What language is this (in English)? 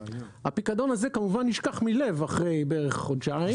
Hebrew